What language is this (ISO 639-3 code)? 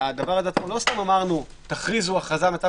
heb